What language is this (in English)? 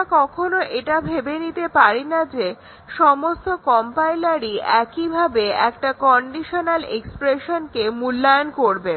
Bangla